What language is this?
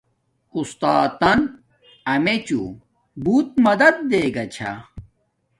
Domaaki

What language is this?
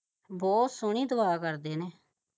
Punjabi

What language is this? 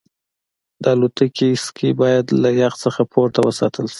Pashto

